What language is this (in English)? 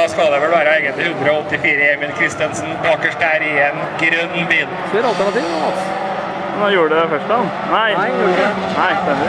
Norwegian